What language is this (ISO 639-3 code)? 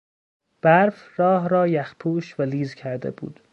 fas